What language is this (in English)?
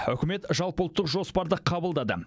Kazakh